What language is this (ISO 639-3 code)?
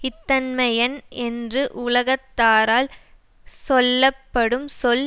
tam